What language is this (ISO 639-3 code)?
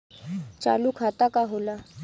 bho